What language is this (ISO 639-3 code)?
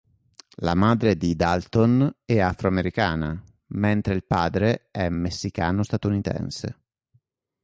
ita